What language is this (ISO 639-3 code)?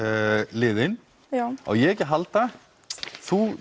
isl